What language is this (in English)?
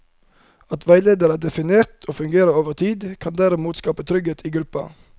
Norwegian